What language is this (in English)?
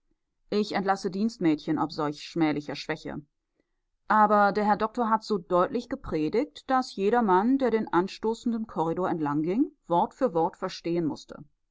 German